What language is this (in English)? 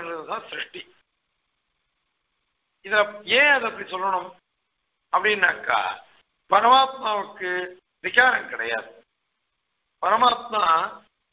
Czech